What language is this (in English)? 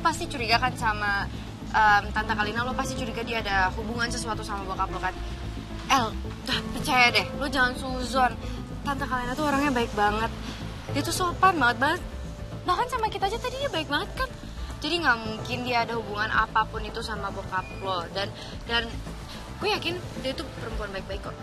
Indonesian